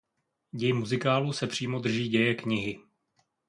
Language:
Czech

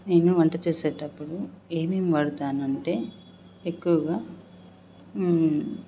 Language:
Telugu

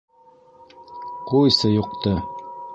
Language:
Bashkir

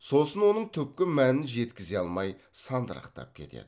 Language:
Kazakh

